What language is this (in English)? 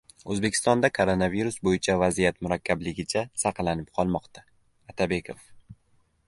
Uzbek